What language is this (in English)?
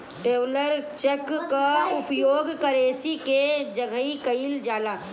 Bhojpuri